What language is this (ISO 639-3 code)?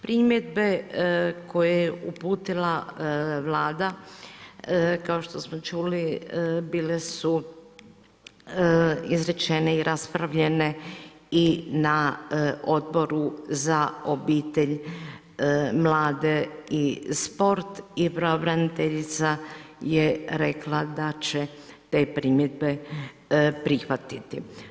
hrv